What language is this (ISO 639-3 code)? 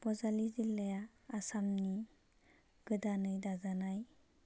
brx